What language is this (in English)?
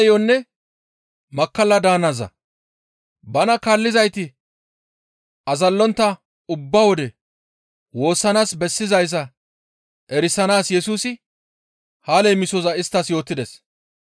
Gamo